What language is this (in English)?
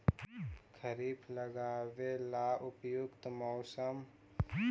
Magahi